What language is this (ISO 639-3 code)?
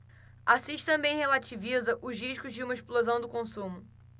por